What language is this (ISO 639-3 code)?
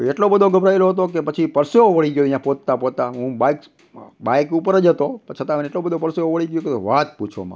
guj